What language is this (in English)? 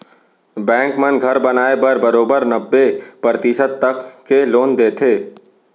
Chhattisgarhi